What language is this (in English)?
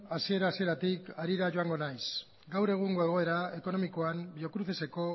Basque